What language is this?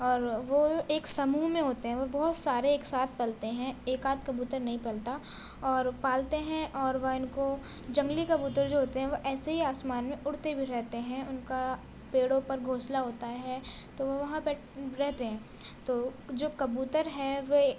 Urdu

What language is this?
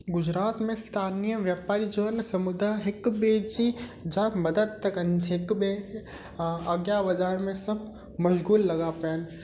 Sindhi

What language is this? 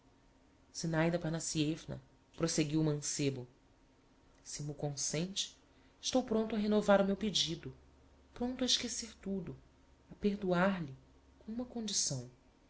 Portuguese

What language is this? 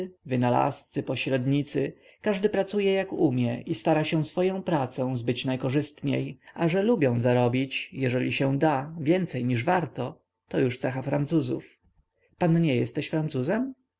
Polish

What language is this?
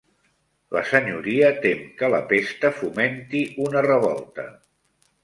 Catalan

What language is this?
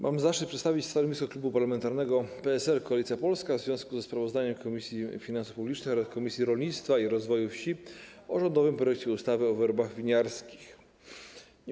Polish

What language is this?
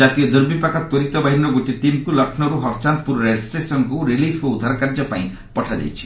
Odia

